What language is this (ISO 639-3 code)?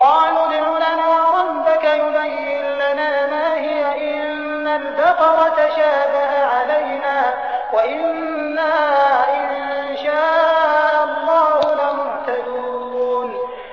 ara